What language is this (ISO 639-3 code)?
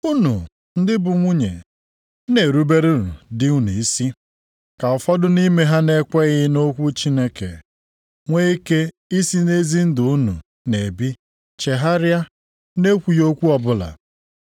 ibo